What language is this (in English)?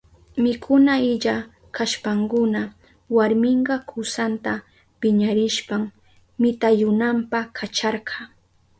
Southern Pastaza Quechua